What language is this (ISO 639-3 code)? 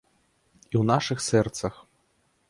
bel